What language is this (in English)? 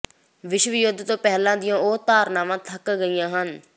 Punjabi